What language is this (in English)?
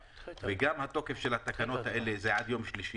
Hebrew